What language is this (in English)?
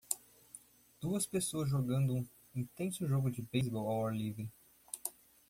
Portuguese